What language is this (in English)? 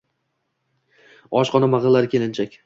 Uzbek